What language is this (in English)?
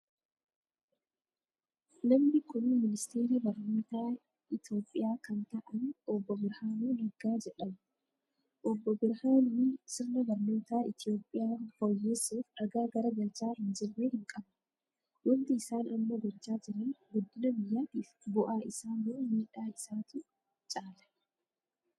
Oromo